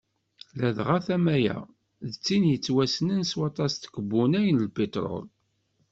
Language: Kabyle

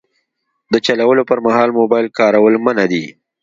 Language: Pashto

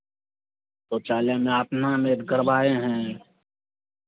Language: Hindi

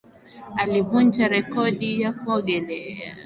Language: Swahili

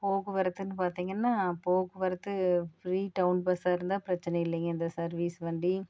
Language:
Tamil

